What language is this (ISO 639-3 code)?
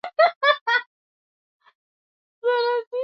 swa